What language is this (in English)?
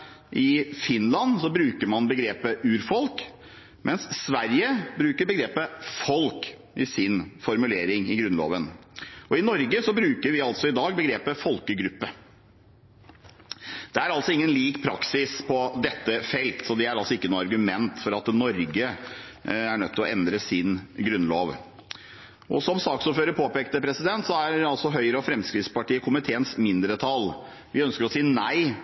Norwegian Bokmål